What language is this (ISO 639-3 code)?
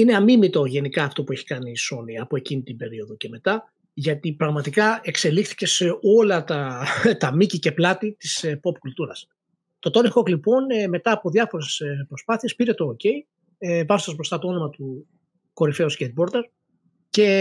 ell